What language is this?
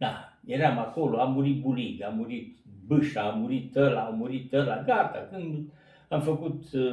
Romanian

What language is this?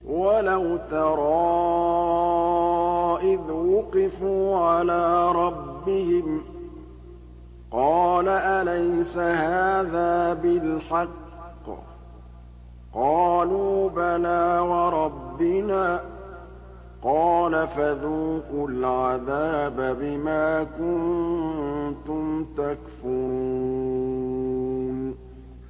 Arabic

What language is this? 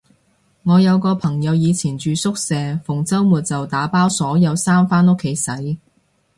Cantonese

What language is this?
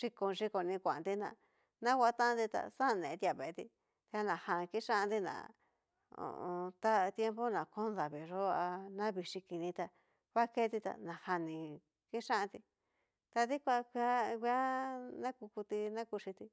Cacaloxtepec Mixtec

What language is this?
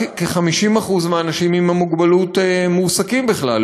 Hebrew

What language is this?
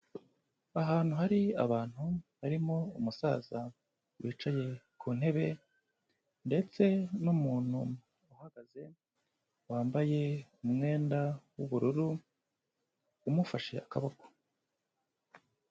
Kinyarwanda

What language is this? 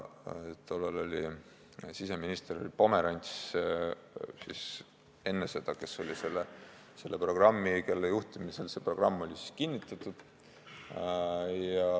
Estonian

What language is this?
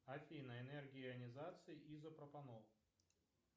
Russian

